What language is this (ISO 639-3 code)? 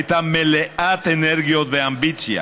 heb